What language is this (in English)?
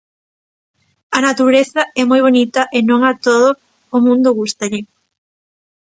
Galician